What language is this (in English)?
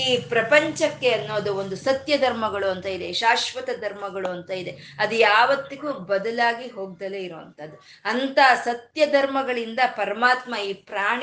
Kannada